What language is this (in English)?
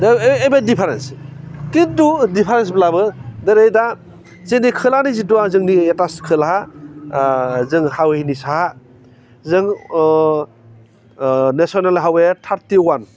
Bodo